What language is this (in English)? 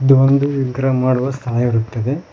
Kannada